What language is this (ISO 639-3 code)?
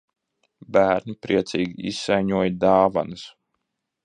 lav